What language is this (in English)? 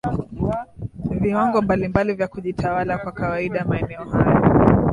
Swahili